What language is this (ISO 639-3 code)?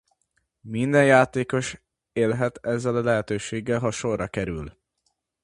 hun